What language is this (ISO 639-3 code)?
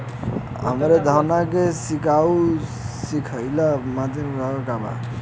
bho